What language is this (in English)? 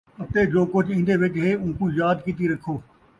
Saraiki